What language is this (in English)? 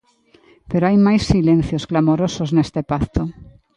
Galician